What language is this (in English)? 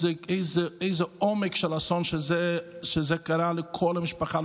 Hebrew